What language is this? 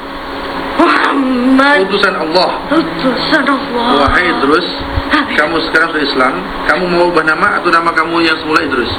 Malay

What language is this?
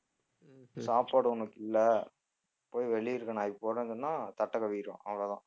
Tamil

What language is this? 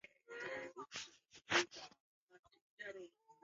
Swahili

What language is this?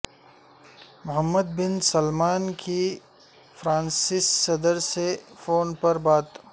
Urdu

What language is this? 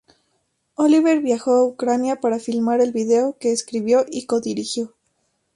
Spanish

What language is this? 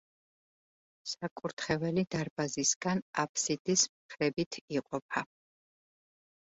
Georgian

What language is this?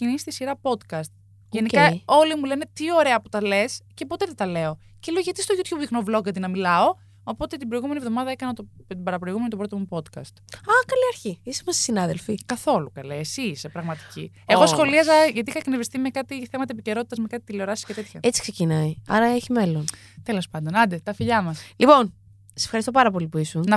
Greek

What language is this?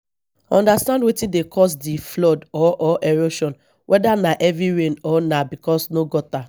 Nigerian Pidgin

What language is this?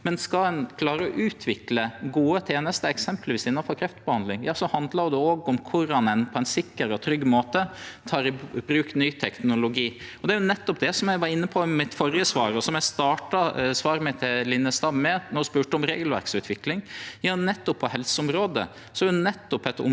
Norwegian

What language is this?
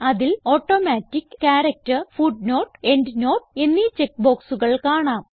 Malayalam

